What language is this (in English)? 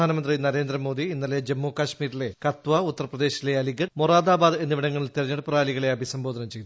Malayalam